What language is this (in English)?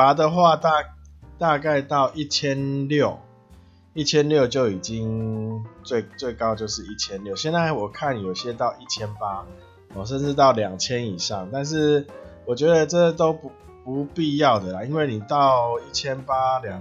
Chinese